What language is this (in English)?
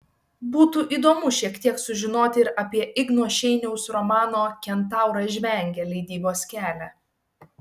Lithuanian